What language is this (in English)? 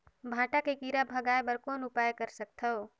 Chhattisgarhi